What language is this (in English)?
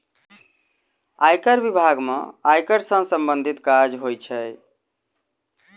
Maithili